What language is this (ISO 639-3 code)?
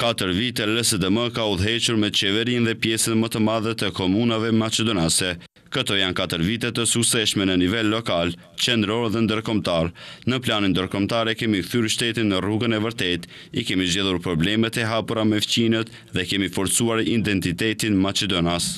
ron